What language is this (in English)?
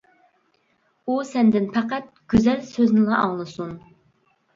Uyghur